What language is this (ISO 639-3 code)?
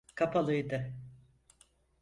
tur